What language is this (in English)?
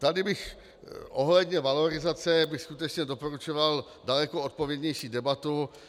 Czech